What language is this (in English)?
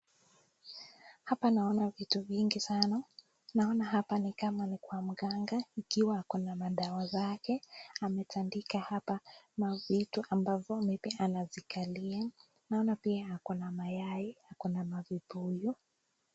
Swahili